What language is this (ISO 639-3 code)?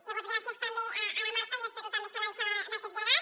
cat